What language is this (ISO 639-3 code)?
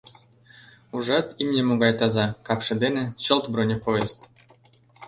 chm